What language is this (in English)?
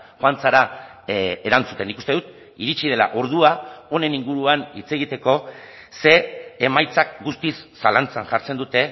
Basque